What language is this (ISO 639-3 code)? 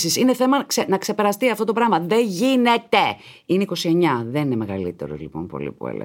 ell